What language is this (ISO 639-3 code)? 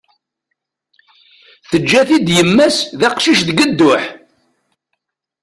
kab